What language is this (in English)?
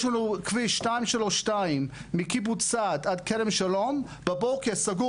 Hebrew